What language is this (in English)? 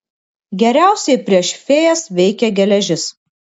Lithuanian